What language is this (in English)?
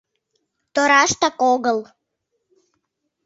Mari